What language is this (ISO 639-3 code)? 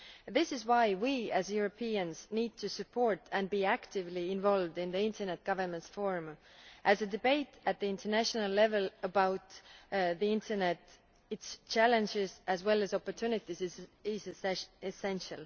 eng